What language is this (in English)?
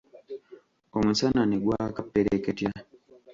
Ganda